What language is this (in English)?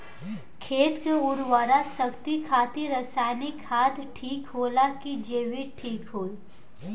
Bhojpuri